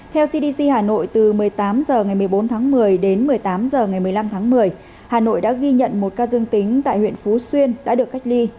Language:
Vietnamese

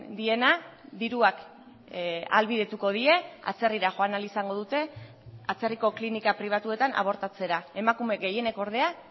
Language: Basque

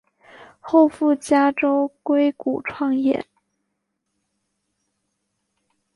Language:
Chinese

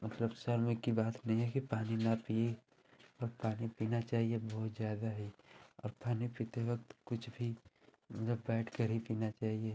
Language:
Hindi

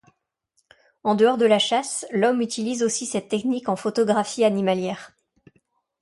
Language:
French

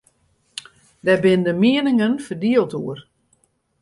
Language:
Western Frisian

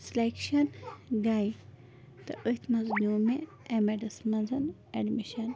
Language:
Kashmiri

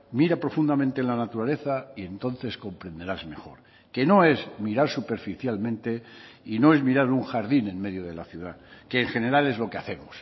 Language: Spanish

